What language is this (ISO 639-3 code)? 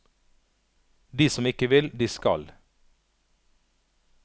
nor